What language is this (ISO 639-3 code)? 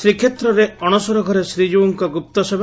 ori